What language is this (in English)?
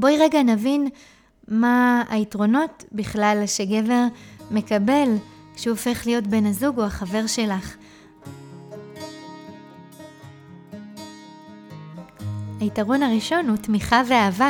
Hebrew